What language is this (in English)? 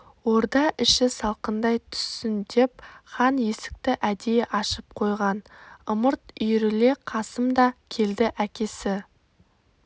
Kazakh